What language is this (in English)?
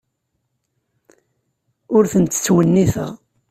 Kabyle